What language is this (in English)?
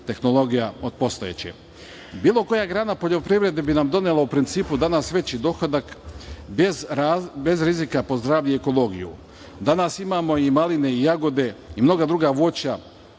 Serbian